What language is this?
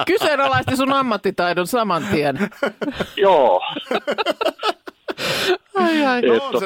Finnish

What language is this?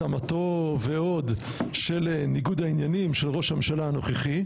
Hebrew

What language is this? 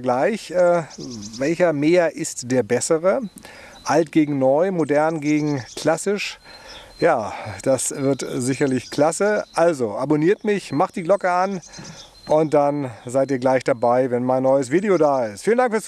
German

